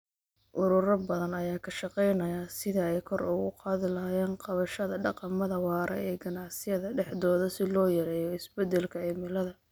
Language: Somali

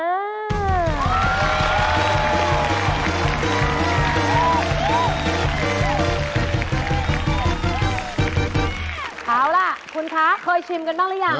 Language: Thai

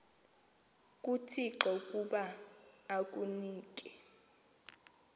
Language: Xhosa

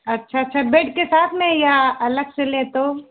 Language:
Hindi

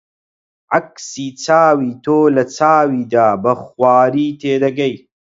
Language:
Central Kurdish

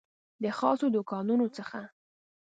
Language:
Pashto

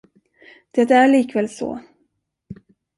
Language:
Swedish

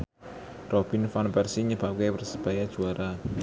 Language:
Javanese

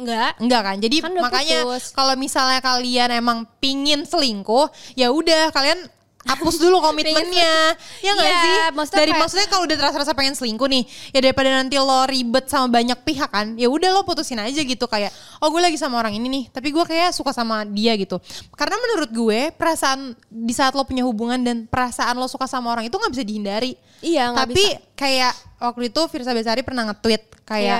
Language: Indonesian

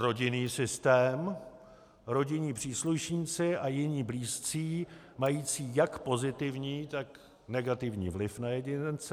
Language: Czech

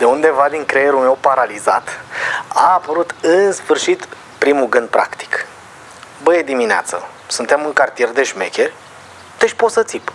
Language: Romanian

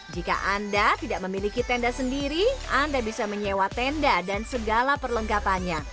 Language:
Indonesian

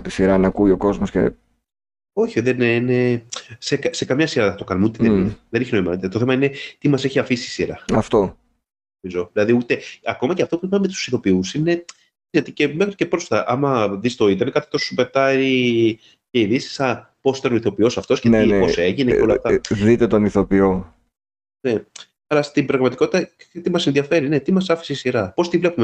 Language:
Greek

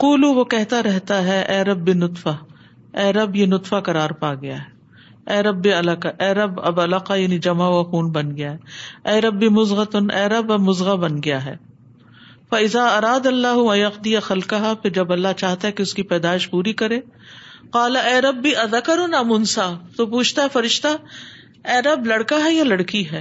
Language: Urdu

